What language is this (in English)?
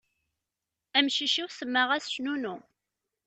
Kabyle